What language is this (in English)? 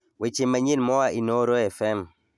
Luo (Kenya and Tanzania)